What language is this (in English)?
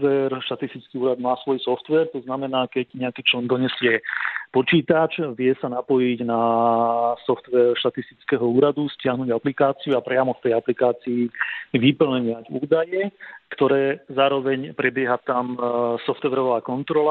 Slovak